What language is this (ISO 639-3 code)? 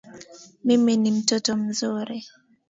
swa